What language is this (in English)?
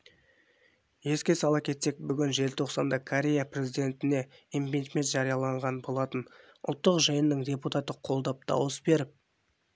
Kazakh